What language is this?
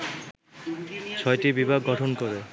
Bangla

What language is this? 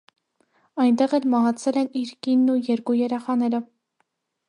Armenian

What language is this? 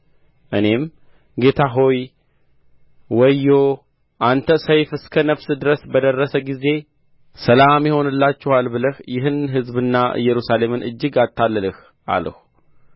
Amharic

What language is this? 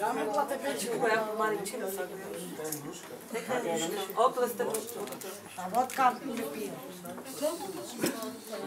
Romanian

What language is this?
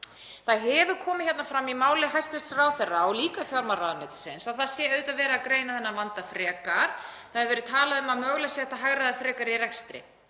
Icelandic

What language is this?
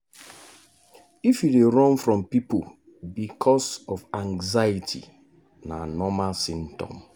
Nigerian Pidgin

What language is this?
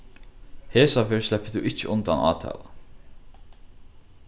Faroese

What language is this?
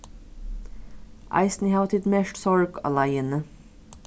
Faroese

